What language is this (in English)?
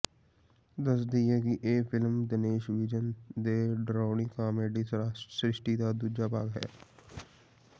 Punjabi